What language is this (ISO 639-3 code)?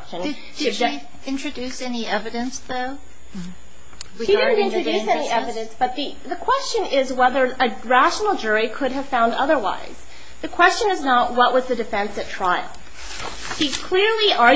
eng